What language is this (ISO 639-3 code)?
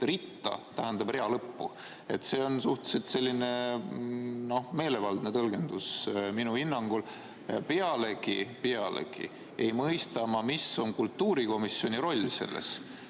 est